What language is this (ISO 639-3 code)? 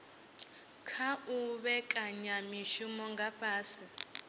ven